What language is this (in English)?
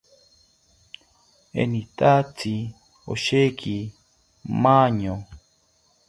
South Ucayali Ashéninka